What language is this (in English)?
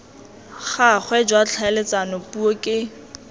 Tswana